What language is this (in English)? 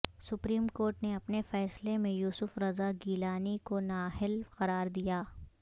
Urdu